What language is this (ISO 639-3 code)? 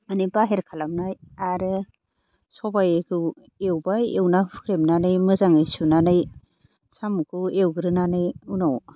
brx